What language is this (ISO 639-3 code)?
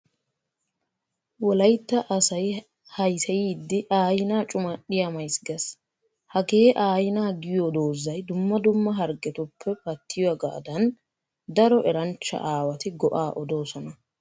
wal